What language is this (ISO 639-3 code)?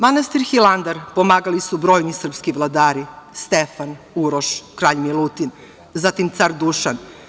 srp